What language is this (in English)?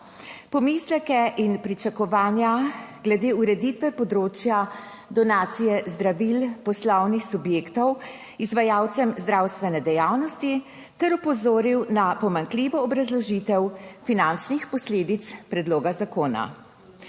Slovenian